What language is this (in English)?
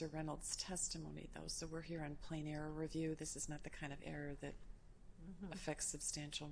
English